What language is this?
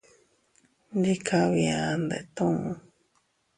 Teutila Cuicatec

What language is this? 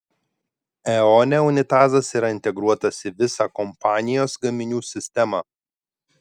Lithuanian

